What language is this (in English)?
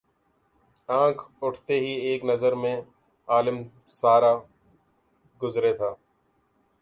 Urdu